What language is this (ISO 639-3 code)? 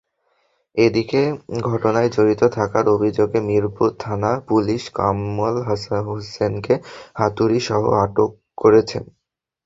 ben